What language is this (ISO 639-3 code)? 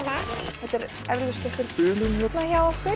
isl